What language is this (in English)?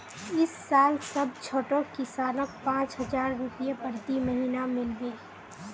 Magahi